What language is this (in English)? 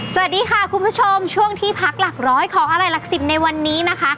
Thai